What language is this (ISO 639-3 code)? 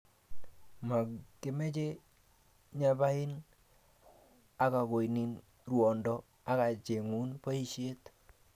kln